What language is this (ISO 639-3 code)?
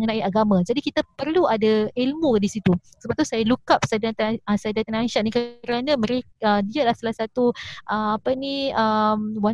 msa